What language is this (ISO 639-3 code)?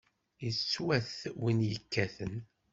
kab